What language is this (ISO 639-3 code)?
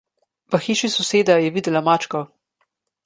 slv